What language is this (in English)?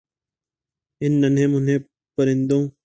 Urdu